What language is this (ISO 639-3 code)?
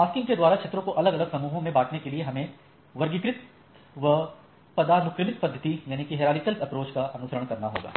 hin